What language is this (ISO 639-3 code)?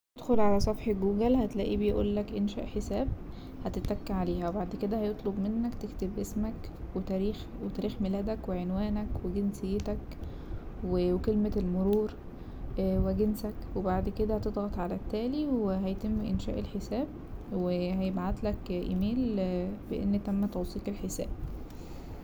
arz